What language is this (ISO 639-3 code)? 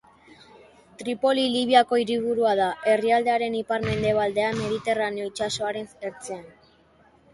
eus